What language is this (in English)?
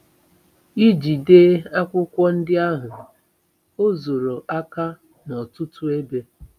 Igbo